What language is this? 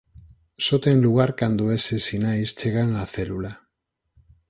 Galician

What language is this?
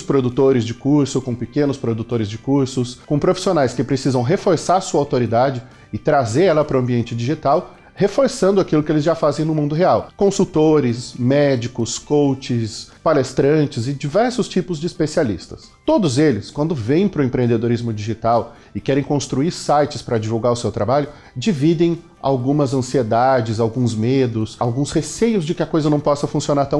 Portuguese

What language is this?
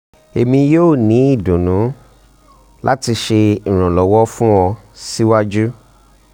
Yoruba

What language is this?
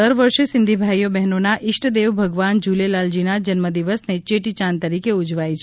Gujarati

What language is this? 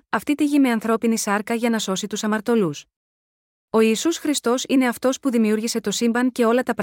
Greek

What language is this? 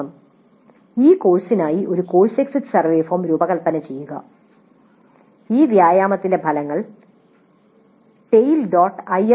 Malayalam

